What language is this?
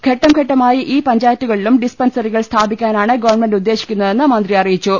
Malayalam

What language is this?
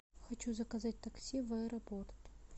Russian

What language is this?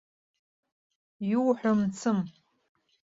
Abkhazian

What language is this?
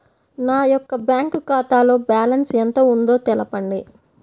Telugu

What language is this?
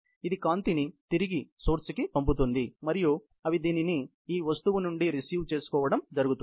Telugu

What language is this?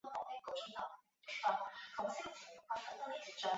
Chinese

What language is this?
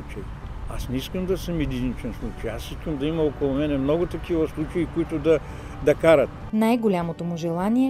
Bulgarian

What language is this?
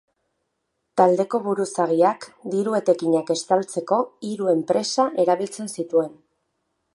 Basque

